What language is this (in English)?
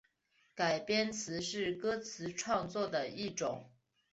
Chinese